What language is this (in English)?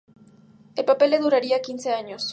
Spanish